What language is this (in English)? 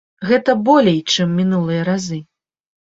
Belarusian